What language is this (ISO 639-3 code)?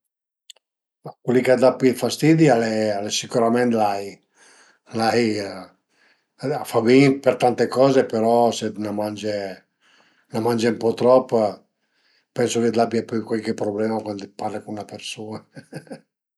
pms